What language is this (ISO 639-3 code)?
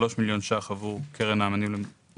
heb